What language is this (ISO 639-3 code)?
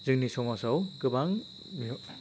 brx